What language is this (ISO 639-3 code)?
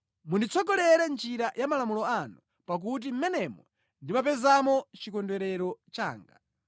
nya